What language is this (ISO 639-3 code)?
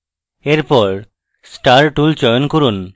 ben